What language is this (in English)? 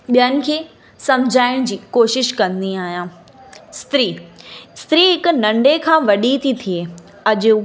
Sindhi